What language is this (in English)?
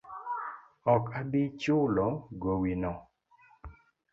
Luo (Kenya and Tanzania)